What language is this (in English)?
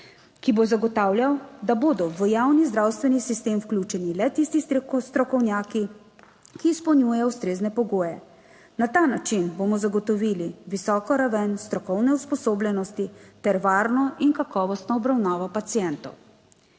Slovenian